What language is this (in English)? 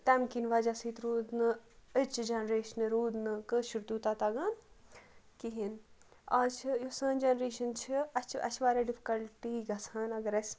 Kashmiri